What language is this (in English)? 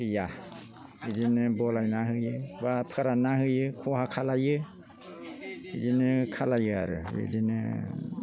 Bodo